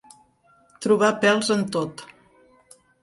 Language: Catalan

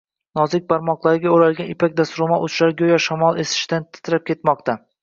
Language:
Uzbek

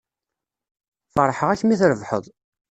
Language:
Kabyle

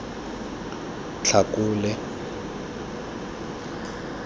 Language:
Tswana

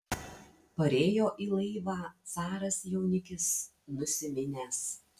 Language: Lithuanian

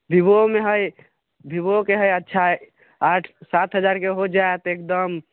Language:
Maithili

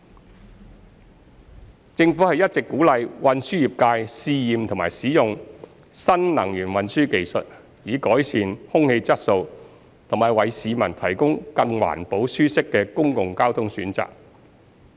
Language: Cantonese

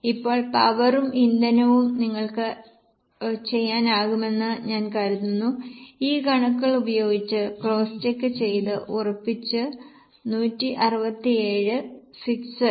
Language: Malayalam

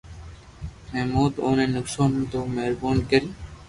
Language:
Loarki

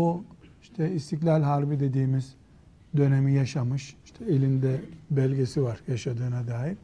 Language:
Turkish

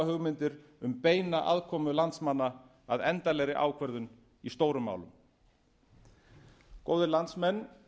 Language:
Icelandic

